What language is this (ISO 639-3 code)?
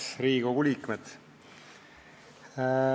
est